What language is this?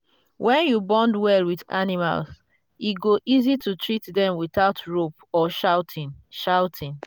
Nigerian Pidgin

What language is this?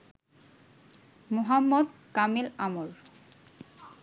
Bangla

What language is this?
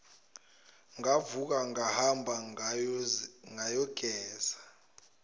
Zulu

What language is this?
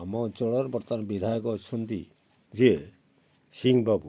Odia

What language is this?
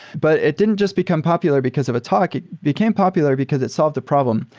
English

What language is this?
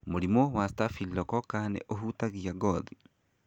Kikuyu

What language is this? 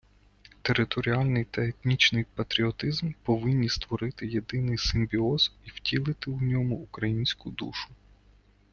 Ukrainian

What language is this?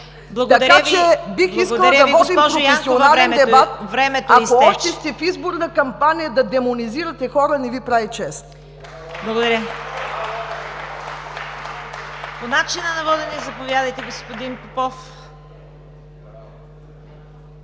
Bulgarian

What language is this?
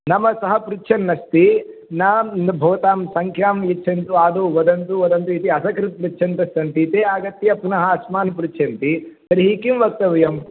Sanskrit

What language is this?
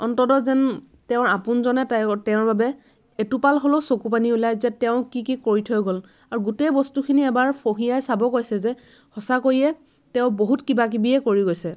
Assamese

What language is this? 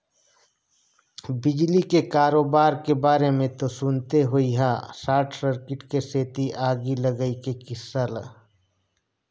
Chhattisgarhi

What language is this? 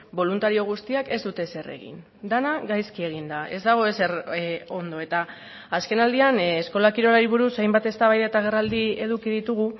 Basque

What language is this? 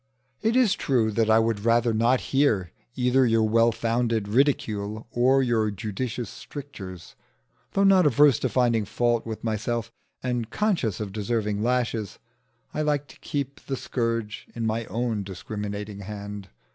English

